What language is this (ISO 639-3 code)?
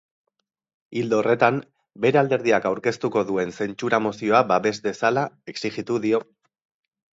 eus